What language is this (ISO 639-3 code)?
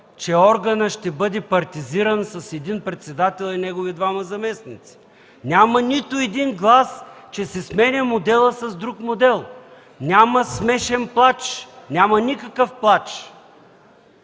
bul